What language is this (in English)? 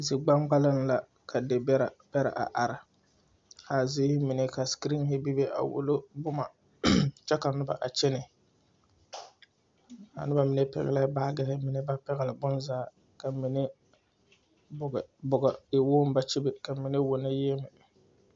Southern Dagaare